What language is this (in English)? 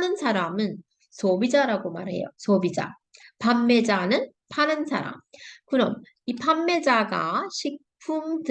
Korean